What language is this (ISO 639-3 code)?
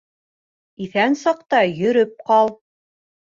bak